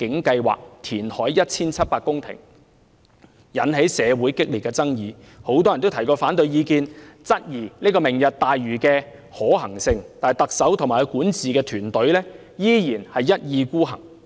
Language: Cantonese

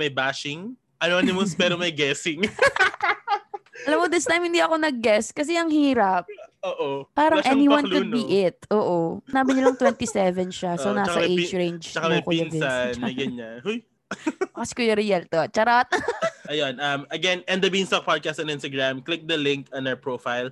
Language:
Filipino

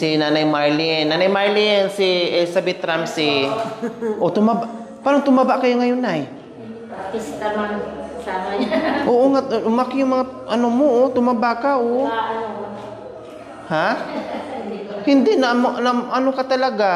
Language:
Filipino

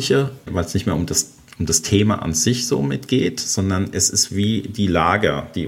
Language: German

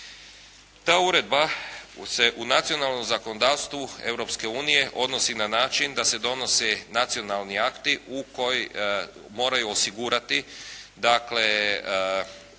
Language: Croatian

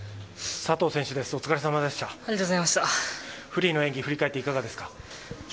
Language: Japanese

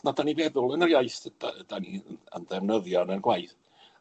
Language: Welsh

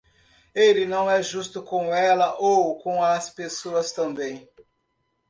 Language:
Portuguese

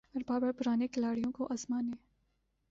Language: Urdu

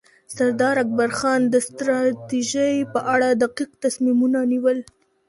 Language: Pashto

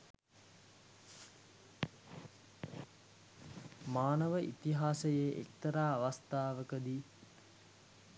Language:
Sinhala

